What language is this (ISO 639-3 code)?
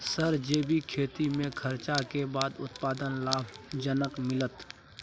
mai